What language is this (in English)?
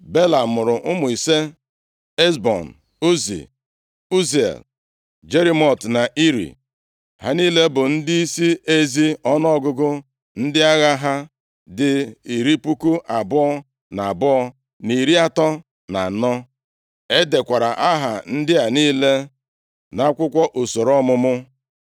Igbo